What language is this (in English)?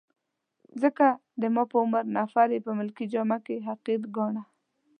Pashto